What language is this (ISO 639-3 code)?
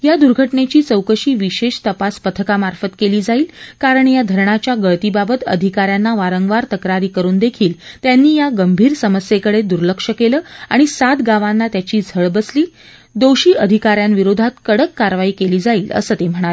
mar